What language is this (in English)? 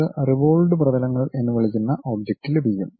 Malayalam